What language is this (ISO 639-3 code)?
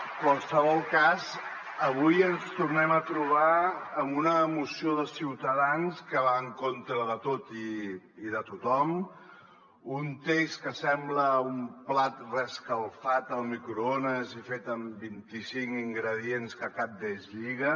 cat